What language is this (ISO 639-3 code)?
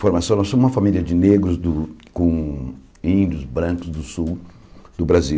por